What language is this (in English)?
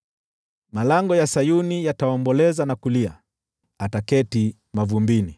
Swahili